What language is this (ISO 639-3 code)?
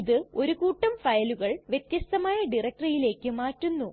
mal